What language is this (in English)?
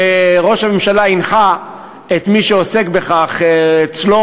Hebrew